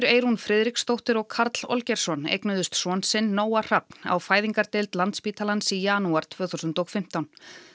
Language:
Icelandic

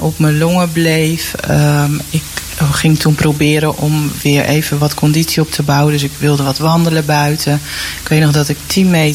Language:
Dutch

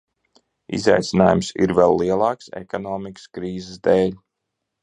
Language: Latvian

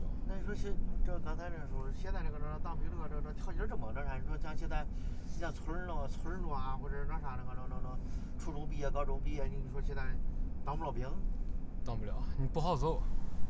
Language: Chinese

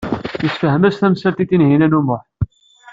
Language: Kabyle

